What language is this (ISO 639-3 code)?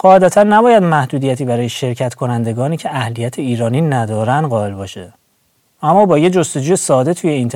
fas